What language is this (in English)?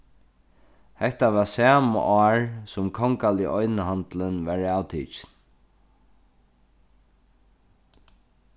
Faroese